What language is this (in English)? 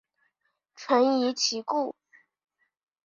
Chinese